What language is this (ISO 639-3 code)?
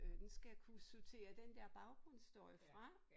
dan